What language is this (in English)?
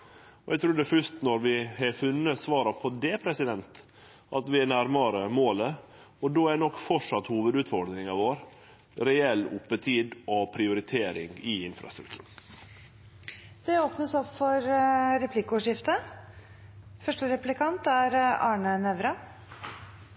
Norwegian